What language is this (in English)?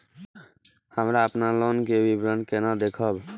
Maithili